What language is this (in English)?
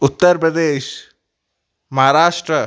Sindhi